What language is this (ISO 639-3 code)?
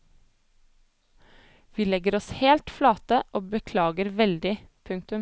nor